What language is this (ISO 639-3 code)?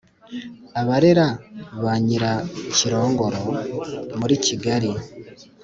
kin